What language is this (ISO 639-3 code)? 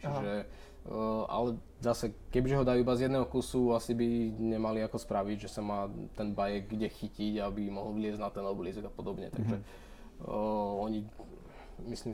ces